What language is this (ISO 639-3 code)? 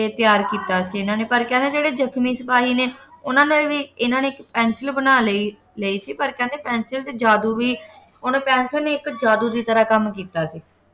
pan